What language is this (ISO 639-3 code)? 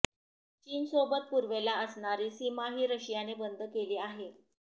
mar